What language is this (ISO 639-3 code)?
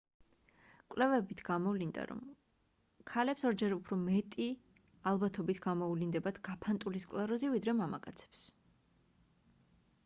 kat